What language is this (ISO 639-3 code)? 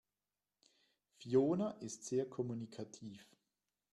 deu